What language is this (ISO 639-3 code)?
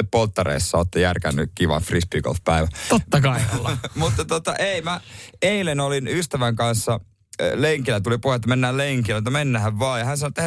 fin